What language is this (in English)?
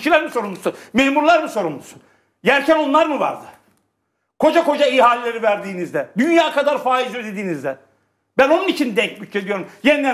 Turkish